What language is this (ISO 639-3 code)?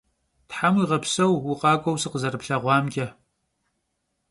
kbd